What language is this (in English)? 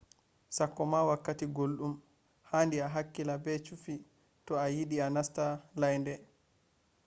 Fula